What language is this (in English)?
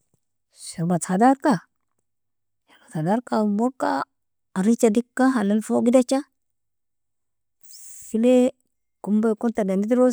Nobiin